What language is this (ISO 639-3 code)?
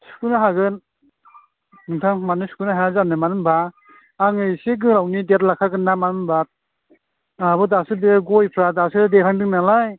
brx